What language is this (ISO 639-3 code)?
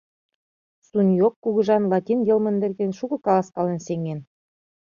chm